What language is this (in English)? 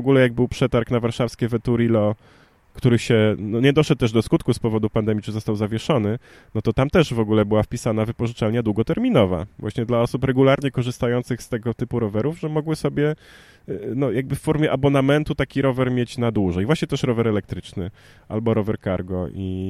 Polish